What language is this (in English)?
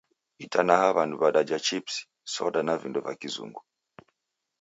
Taita